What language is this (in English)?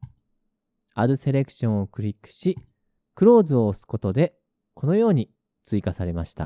Japanese